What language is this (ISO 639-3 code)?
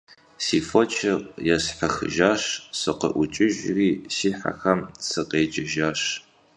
kbd